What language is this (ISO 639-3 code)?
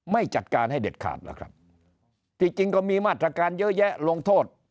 tha